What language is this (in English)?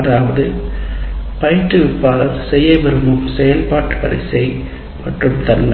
Tamil